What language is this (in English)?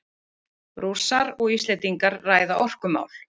Icelandic